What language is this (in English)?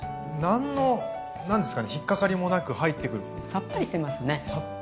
Japanese